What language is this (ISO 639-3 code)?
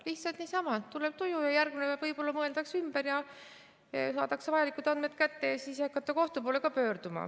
est